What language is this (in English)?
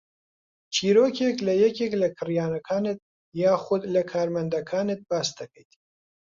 Central Kurdish